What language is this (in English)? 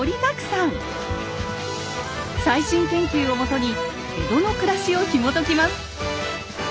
Japanese